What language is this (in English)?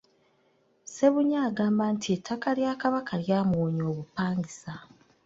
Ganda